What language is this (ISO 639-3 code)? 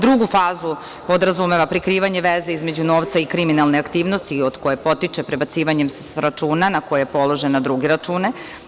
srp